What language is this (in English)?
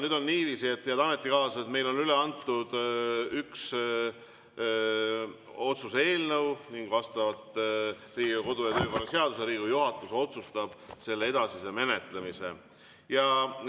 Estonian